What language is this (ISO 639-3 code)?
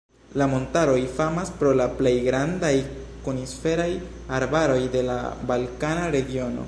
epo